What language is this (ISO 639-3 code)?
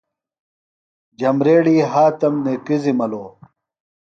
phl